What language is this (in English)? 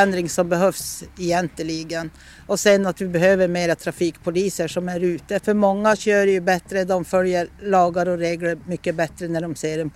Swedish